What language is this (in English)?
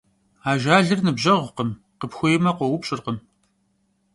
Kabardian